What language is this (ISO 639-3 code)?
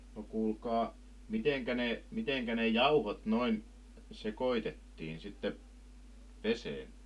fin